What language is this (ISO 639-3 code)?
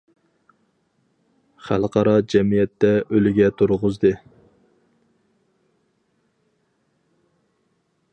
uig